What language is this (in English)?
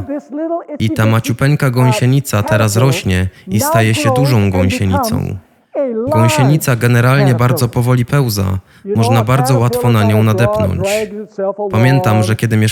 Polish